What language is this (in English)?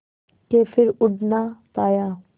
Hindi